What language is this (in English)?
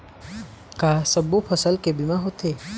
Chhattisgarhi